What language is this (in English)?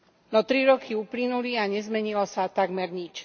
Slovak